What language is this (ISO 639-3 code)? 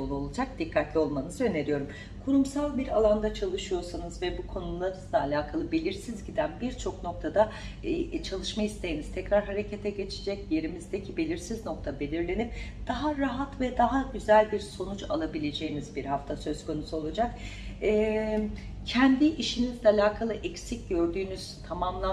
tur